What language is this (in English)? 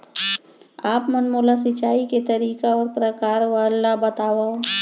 Chhattisgarhi